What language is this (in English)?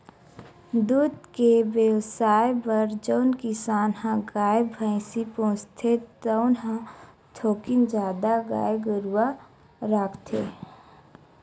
Chhattisgarhi